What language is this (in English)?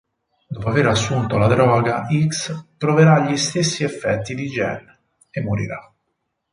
Italian